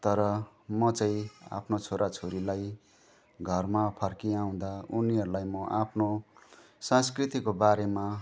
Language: Nepali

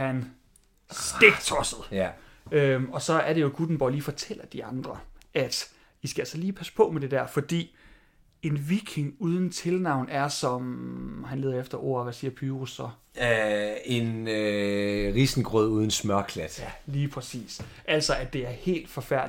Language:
Danish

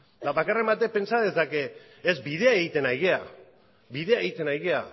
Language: Basque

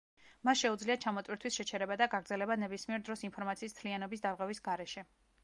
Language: Georgian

